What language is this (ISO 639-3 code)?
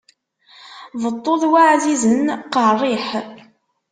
kab